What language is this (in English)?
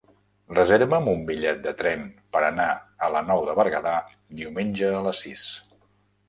Catalan